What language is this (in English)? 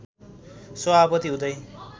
Nepali